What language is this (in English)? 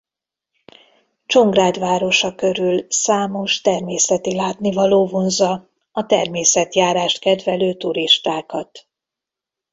Hungarian